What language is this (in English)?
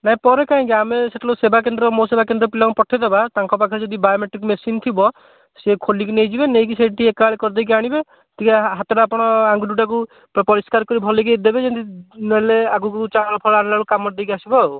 Odia